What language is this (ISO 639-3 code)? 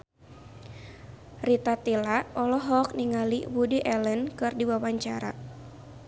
sun